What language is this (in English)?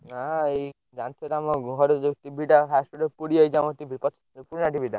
Odia